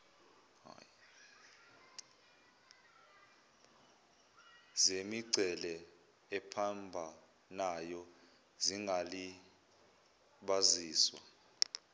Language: Zulu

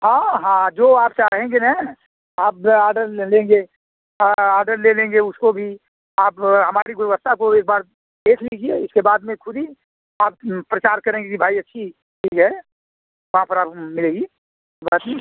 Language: Hindi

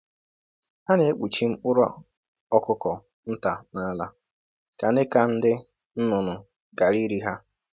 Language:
Igbo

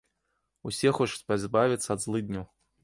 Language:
Belarusian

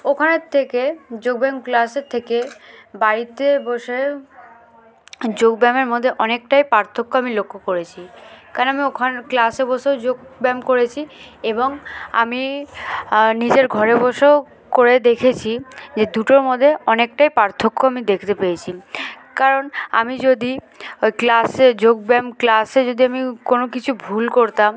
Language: Bangla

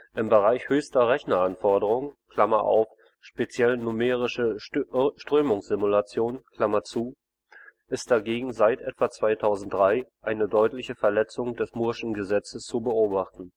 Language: German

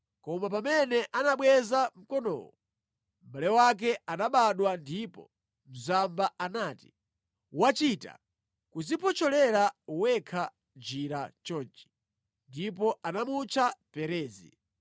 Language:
Nyanja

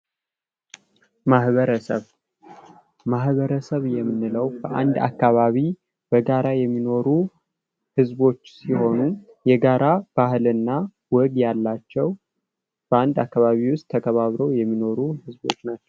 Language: Amharic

